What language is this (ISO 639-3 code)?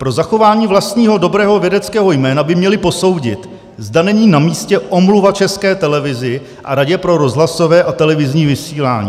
ces